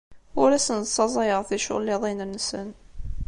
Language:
Kabyle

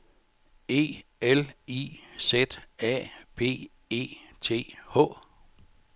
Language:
Danish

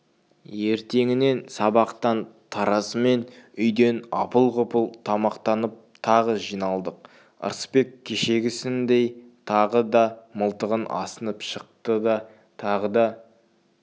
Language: Kazakh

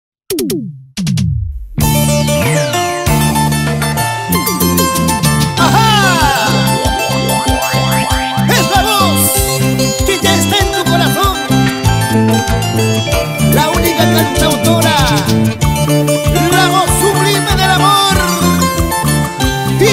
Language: Indonesian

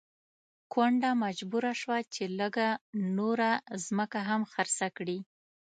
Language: Pashto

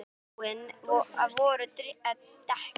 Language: Icelandic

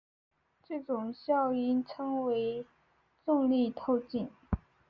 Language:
Chinese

